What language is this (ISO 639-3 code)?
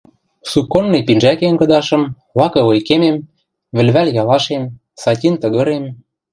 mrj